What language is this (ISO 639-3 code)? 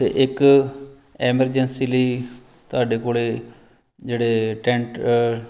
pan